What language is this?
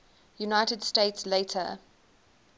English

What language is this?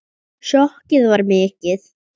Icelandic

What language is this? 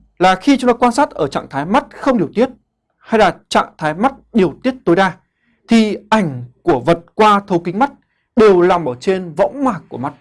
Vietnamese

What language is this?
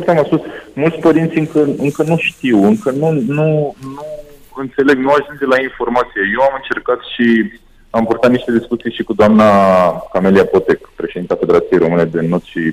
Romanian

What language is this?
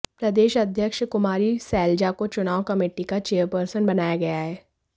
Hindi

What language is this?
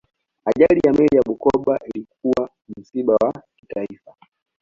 Swahili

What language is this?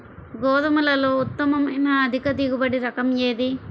Telugu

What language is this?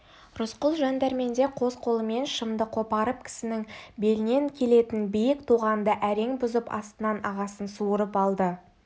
Kazakh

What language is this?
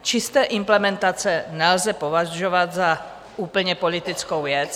Czech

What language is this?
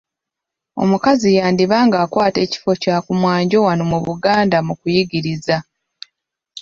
Ganda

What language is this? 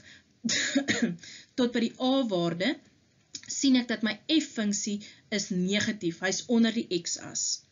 Dutch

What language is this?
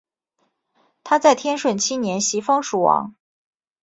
Chinese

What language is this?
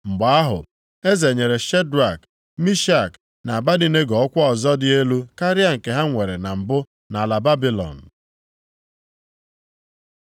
Igbo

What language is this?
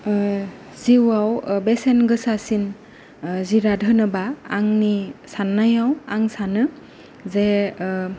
Bodo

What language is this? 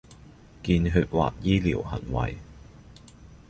Chinese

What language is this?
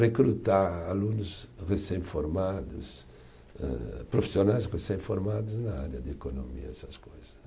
Portuguese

